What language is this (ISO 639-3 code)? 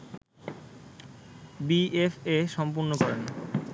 ben